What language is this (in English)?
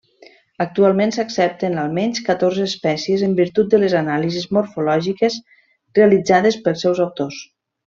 Catalan